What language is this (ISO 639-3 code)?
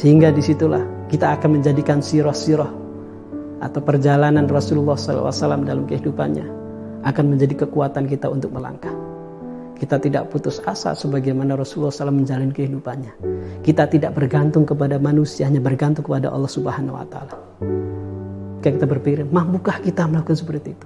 ind